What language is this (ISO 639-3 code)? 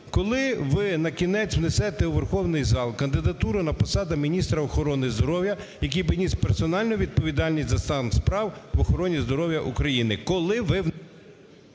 ukr